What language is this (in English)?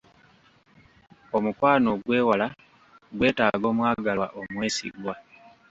Ganda